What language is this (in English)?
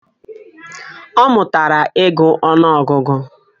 Igbo